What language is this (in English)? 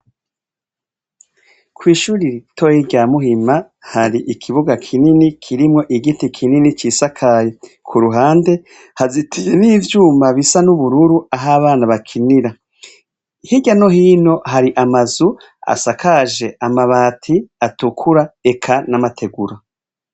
Rundi